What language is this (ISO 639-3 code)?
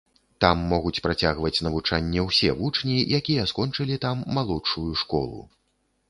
bel